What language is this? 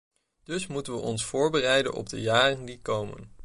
Dutch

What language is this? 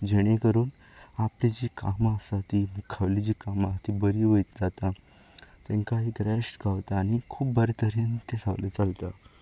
Konkani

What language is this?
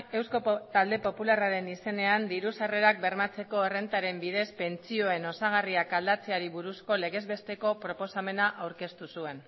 Basque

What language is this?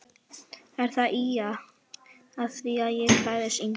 Icelandic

